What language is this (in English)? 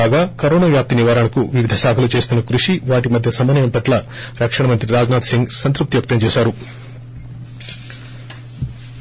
Telugu